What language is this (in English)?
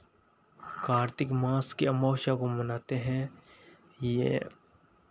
Hindi